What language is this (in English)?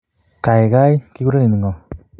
Kalenjin